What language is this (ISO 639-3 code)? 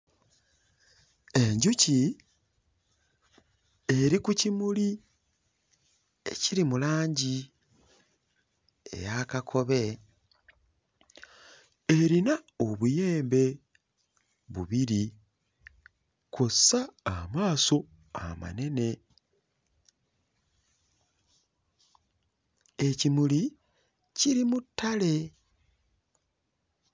lug